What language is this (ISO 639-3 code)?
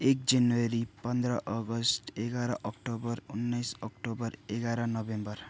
nep